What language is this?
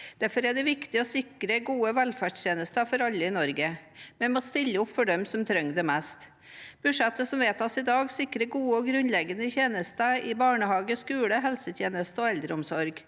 Norwegian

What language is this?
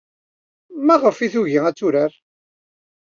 Kabyle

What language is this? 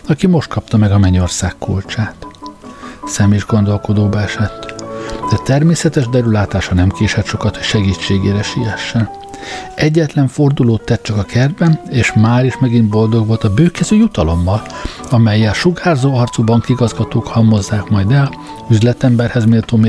Hungarian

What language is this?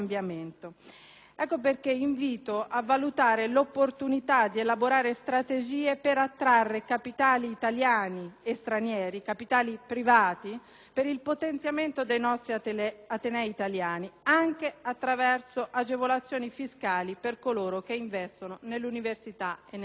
Italian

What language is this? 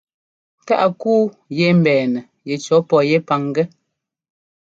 Ngomba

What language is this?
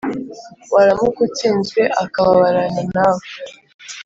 Kinyarwanda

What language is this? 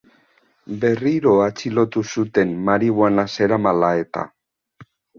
Basque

